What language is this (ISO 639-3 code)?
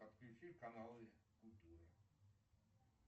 rus